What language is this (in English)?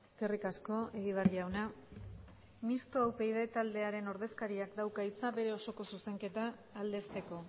Basque